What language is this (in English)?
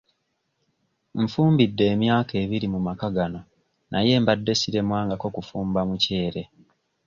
Ganda